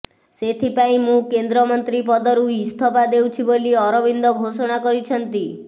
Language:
Odia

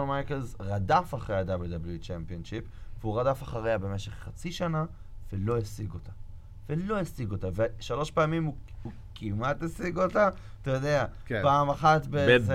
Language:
Hebrew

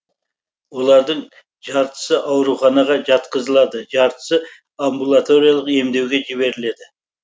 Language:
Kazakh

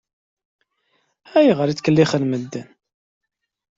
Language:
Kabyle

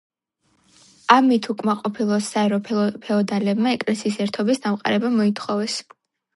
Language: Georgian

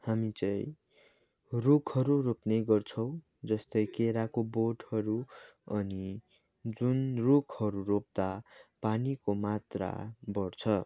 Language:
Nepali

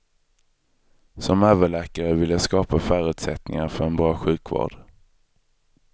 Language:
Swedish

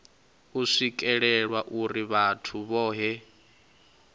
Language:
Venda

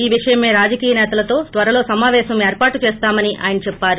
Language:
Telugu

